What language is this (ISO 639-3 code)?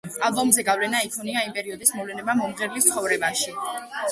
kat